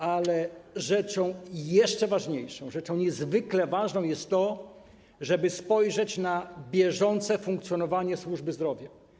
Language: Polish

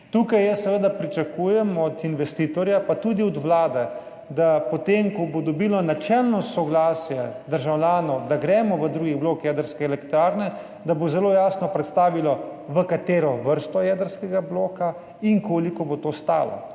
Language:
Slovenian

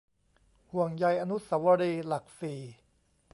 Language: Thai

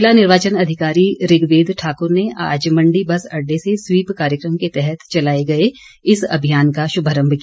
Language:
Hindi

